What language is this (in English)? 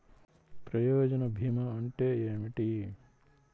Telugu